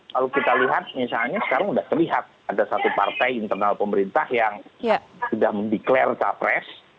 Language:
Indonesian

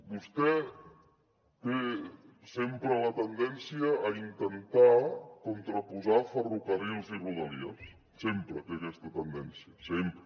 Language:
Catalan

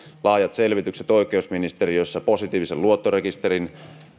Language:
Finnish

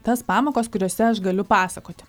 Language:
Lithuanian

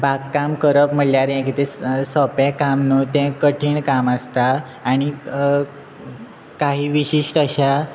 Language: Konkani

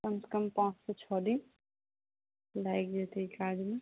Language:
Maithili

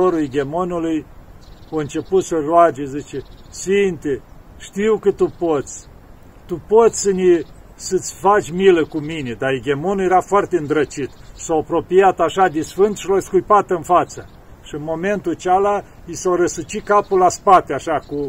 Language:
Romanian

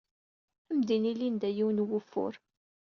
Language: Kabyle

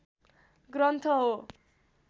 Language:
Nepali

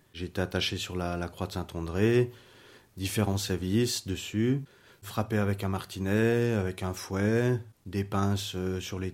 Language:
French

